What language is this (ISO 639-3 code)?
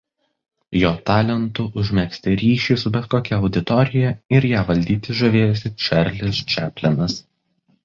lit